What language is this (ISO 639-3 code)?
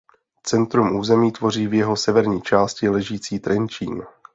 ces